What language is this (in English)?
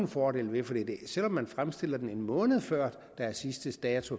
Danish